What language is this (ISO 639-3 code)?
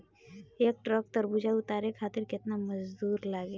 bho